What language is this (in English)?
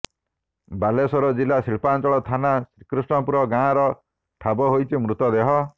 Odia